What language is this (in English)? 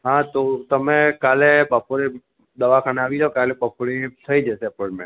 Gujarati